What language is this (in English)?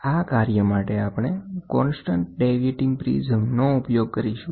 Gujarati